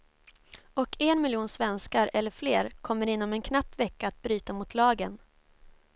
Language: Swedish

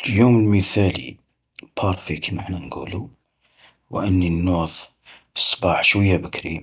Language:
Algerian Arabic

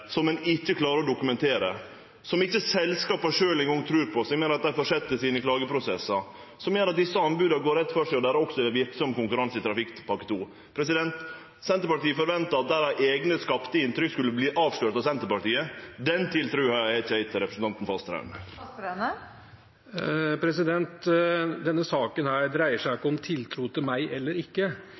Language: Norwegian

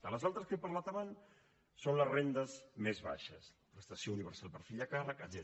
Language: Catalan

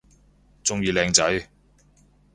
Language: Cantonese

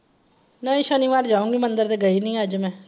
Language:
Punjabi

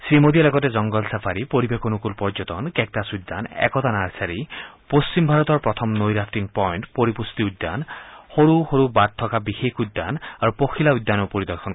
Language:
Assamese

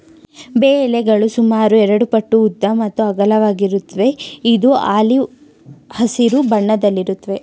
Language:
Kannada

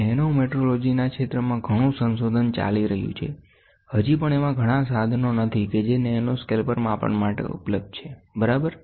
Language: Gujarati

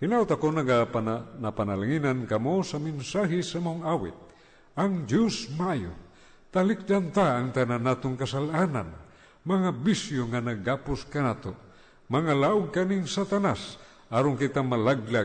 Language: Filipino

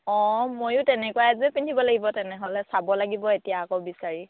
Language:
Assamese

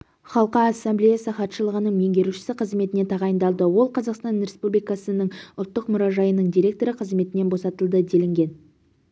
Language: Kazakh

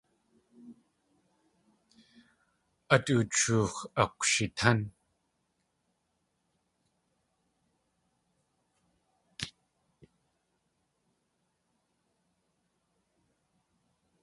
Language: Tlingit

